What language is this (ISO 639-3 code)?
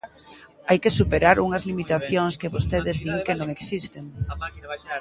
glg